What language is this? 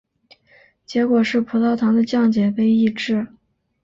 Chinese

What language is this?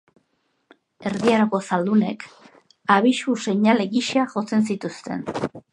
Basque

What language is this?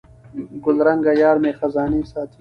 Pashto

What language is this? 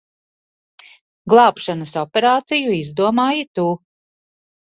Latvian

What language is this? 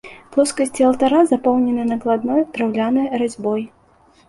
Belarusian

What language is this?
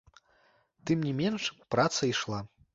Belarusian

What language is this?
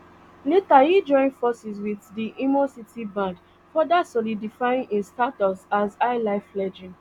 Nigerian Pidgin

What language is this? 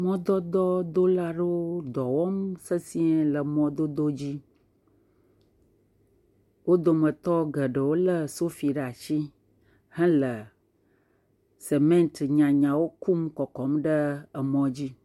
Ewe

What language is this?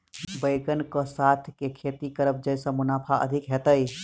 Maithili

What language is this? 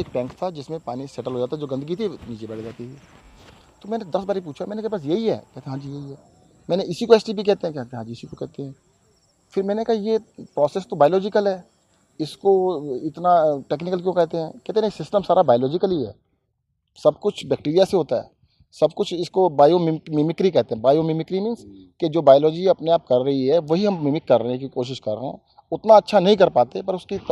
Hindi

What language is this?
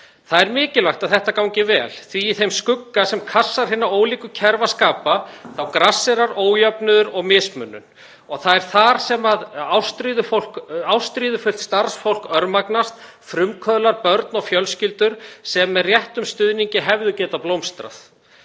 Icelandic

